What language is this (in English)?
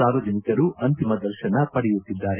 Kannada